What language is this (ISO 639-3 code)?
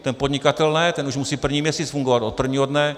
ces